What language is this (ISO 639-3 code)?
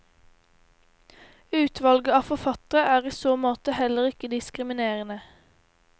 nor